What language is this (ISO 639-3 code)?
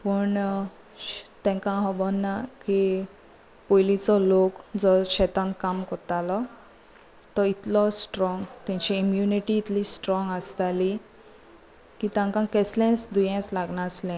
kok